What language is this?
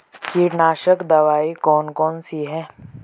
Hindi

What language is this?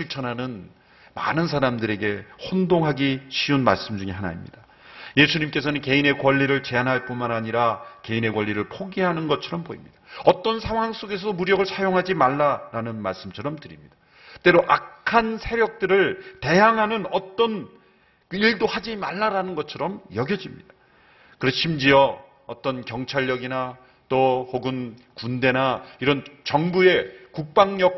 Korean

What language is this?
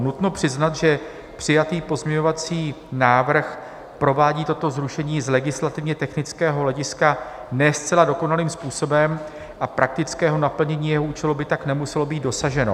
Czech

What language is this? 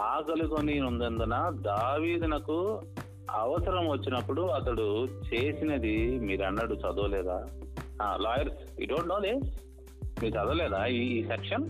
Telugu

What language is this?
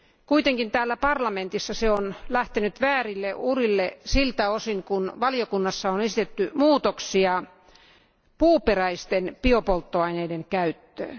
Finnish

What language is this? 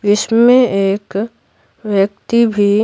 Hindi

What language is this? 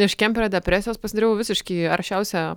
Lithuanian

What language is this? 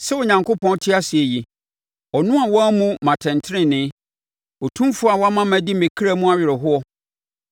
Akan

